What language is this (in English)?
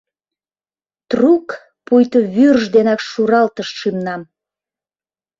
Mari